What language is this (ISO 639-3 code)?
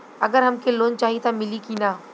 bho